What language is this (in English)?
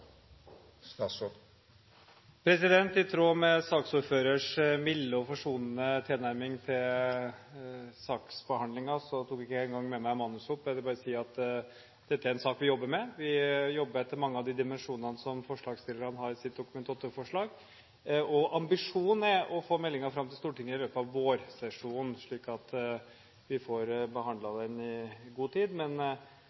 Norwegian Bokmål